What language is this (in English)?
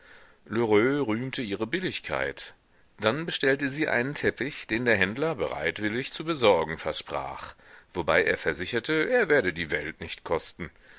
German